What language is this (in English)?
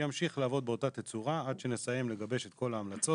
Hebrew